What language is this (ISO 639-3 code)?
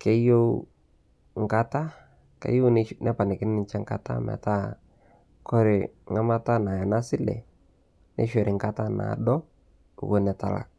mas